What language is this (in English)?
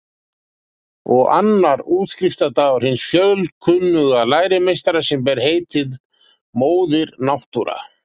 Icelandic